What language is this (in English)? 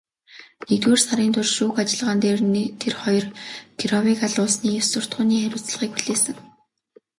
Mongolian